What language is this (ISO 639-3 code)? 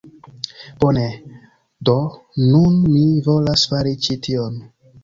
epo